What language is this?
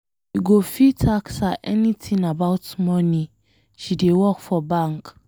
Nigerian Pidgin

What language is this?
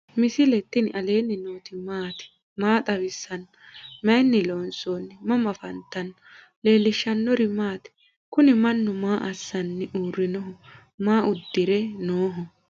Sidamo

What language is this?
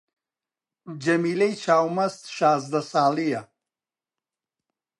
Central Kurdish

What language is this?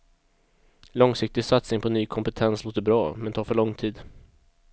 Swedish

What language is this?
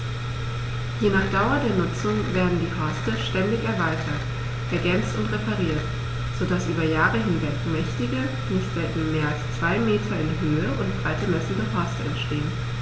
German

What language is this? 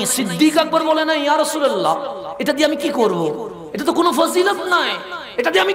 Arabic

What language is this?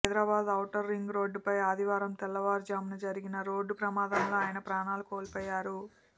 Telugu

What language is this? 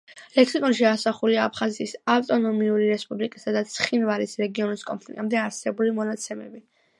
Georgian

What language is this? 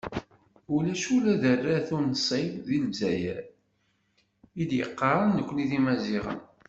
Kabyle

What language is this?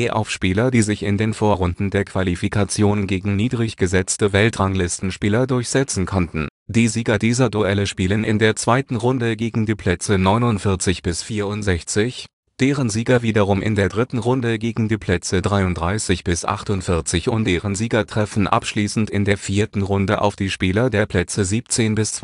German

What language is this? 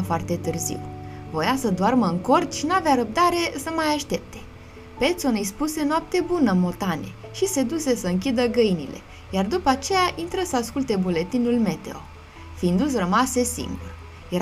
Romanian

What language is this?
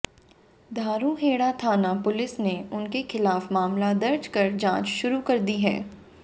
Hindi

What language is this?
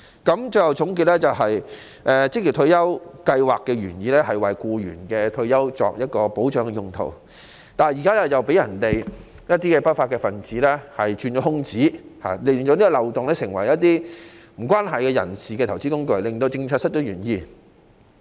Cantonese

